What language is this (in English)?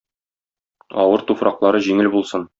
Tatar